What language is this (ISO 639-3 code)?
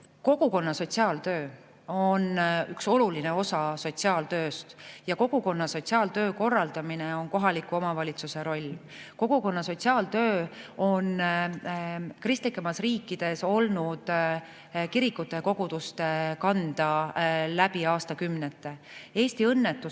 est